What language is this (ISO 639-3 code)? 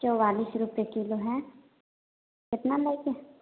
mai